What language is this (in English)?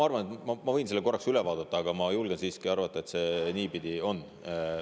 Estonian